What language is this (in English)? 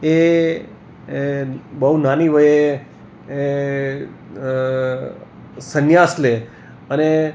Gujarati